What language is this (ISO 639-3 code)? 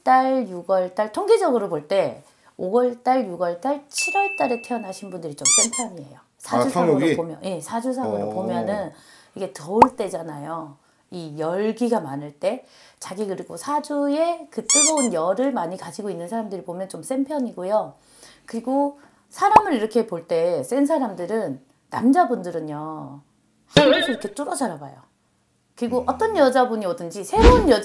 kor